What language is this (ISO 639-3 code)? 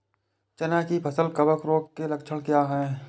hin